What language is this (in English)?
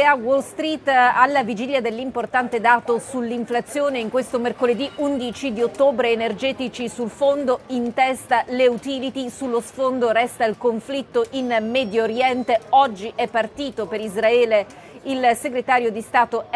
Italian